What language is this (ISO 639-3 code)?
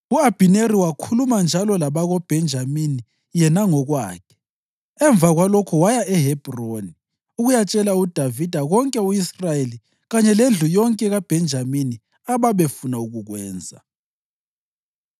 nde